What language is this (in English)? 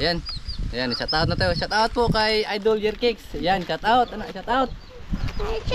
Filipino